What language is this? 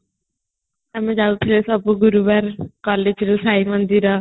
Odia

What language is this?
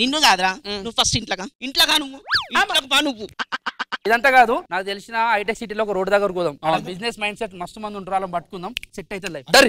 Telugu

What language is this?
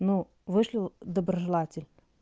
Russian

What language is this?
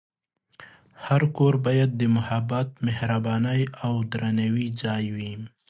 Pashto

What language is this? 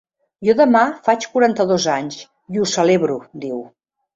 Catalan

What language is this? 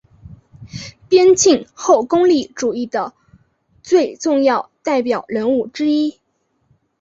Chinese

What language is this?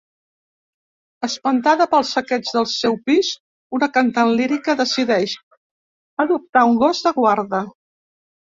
Catalan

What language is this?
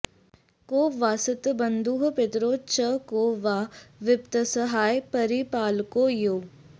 Sanskrit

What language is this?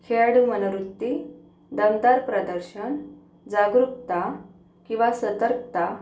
Marathi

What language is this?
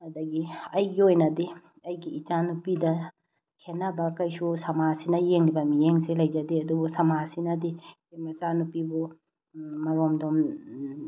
Manipuri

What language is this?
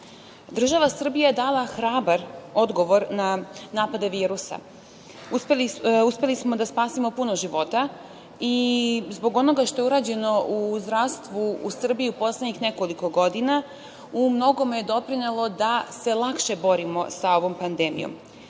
Serbian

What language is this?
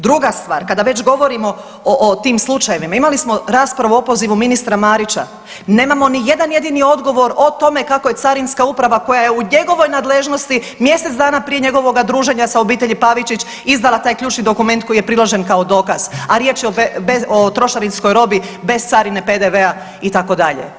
Croatian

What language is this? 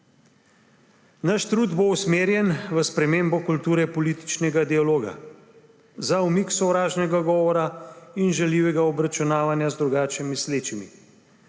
Slovenian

